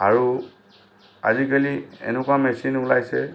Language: Assamese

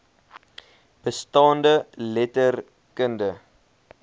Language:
Afrikaans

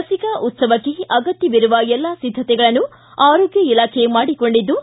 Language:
Kannada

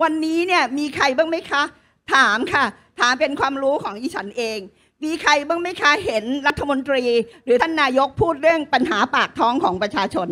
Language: Thai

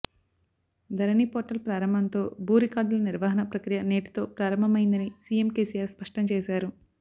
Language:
Telugu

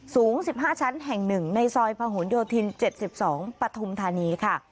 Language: Thai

